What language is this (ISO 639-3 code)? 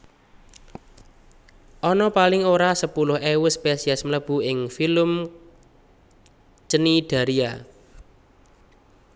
jav